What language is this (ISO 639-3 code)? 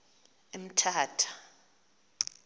xho